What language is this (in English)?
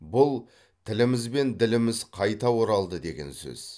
Kazakh